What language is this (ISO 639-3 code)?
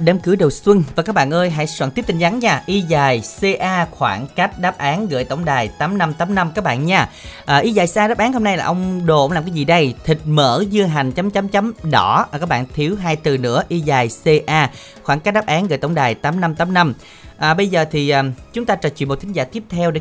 vie